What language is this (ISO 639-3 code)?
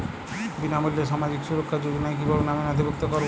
ben